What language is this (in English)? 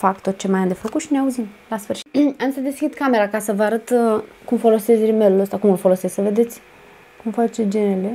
Romanian